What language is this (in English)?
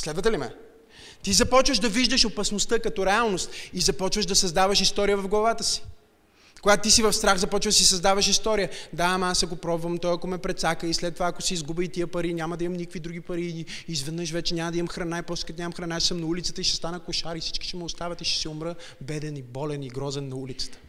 Bulgarian